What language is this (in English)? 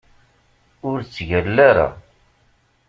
Kabyle